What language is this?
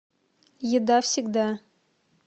Russian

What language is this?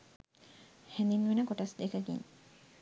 Sinhala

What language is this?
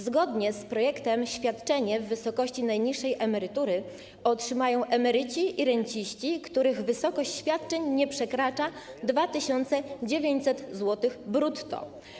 Polish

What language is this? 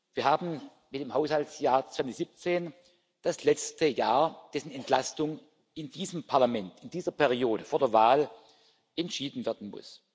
German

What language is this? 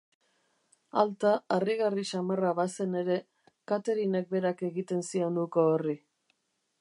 Basque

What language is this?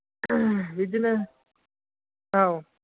Bodo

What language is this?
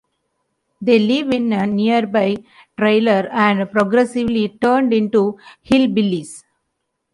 English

